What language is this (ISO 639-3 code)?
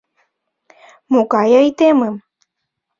chm